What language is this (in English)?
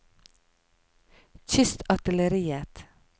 Norwegian